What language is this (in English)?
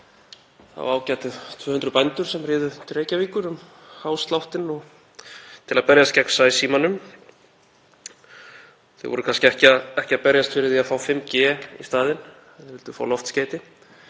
Icelandic